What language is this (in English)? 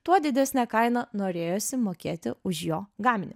Lithuanian